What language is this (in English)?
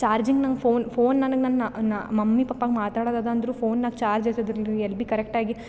Kannada